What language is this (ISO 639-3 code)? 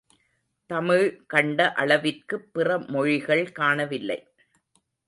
tam